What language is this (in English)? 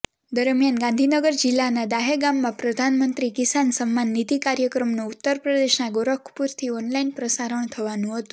Gujarati